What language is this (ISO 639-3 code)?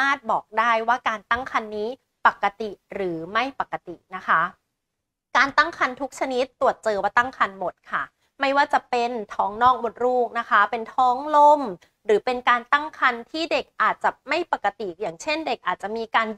tha